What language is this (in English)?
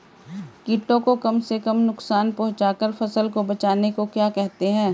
Hindi